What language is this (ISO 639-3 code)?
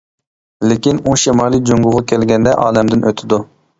uig